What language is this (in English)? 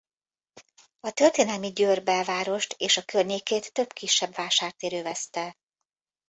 Hungarian